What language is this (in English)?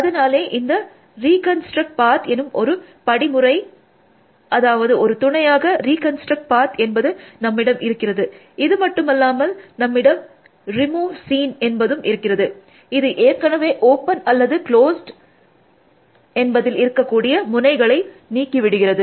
Tamil